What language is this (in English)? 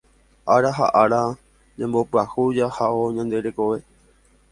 Guarani